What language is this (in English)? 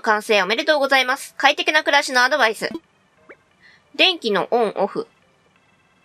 Japanese